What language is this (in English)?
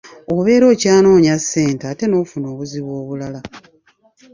Ganda